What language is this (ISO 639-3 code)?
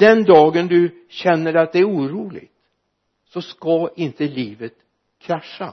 swe